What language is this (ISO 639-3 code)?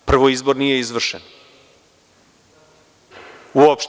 srp